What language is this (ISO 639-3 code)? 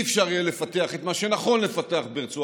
heb